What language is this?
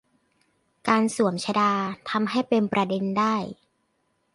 Thai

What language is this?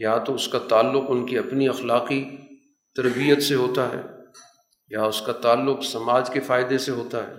Urdu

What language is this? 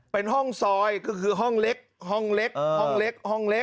Thai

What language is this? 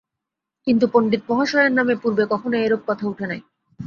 Bangla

